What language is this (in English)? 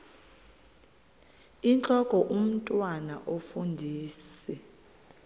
Xhosa